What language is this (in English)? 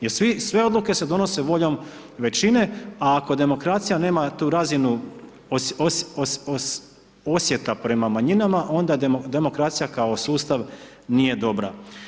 Croatian